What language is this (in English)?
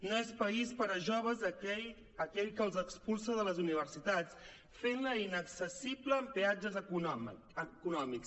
Catalan